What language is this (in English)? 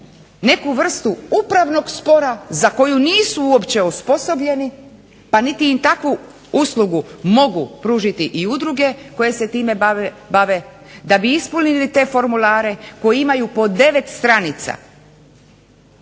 Croatian